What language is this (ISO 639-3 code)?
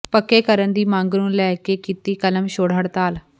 pan